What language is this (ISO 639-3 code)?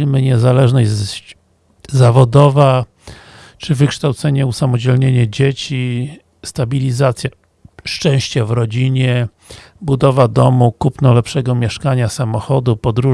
pol